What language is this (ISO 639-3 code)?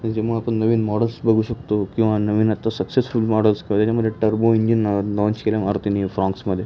mar